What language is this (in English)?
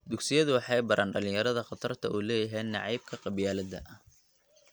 Somali